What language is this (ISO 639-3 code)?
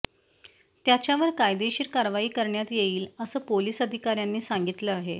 mar